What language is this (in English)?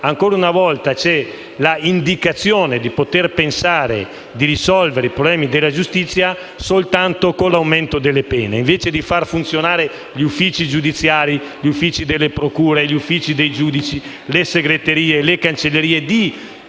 Italian